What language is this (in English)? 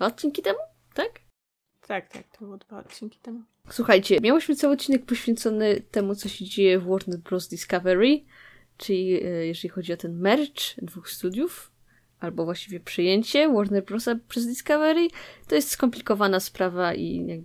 Polish